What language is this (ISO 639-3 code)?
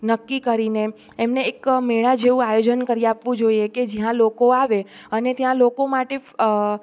guj